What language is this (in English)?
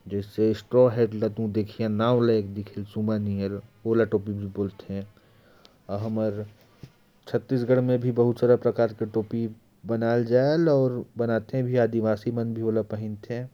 Korwa